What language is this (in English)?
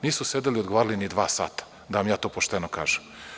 Serbian